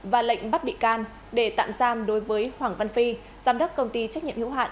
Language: Vietnamese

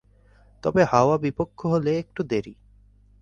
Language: Bangla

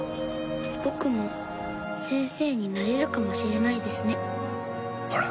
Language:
Japanese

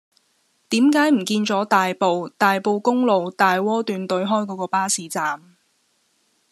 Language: Cantonese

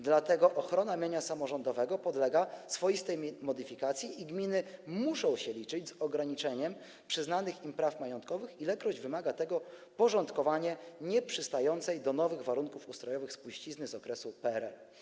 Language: Polish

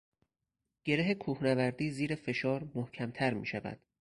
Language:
Persian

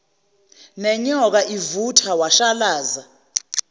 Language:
Zulu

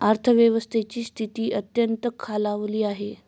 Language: Marathi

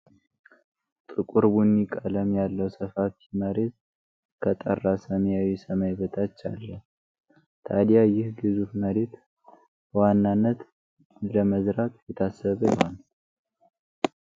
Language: Amharic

